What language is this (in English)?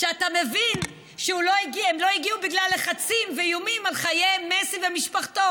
Hebrew